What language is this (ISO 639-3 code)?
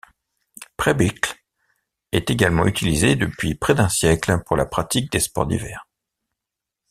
fra